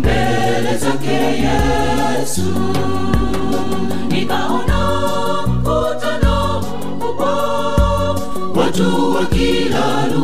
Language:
Swahili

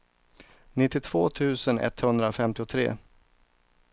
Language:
Swedish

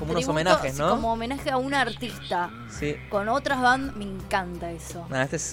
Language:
Spanish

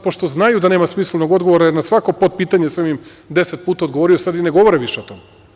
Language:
Serbian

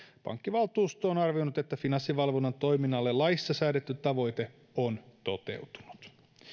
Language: Finnish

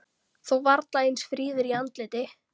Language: Icelandic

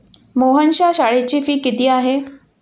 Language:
Marathi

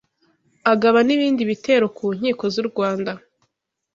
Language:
Kinyarwanda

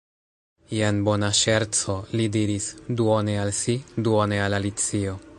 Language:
Esperanto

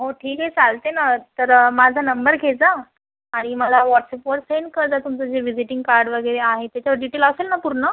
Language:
Marathi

